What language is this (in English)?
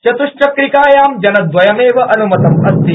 Sanskrit